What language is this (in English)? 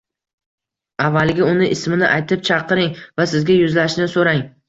Uzbek